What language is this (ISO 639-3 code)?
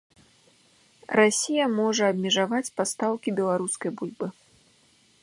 bel